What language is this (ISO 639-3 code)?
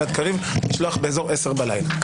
heb